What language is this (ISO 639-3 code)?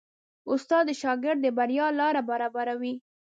pus